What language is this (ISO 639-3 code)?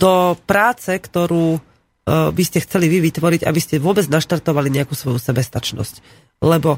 slk